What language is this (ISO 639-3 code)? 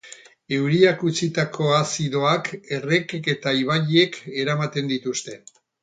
eus